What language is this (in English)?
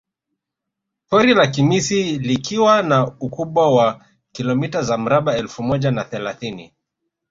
Swahili